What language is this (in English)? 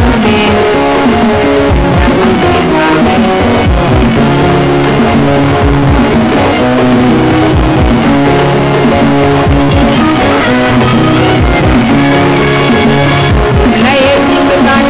Serer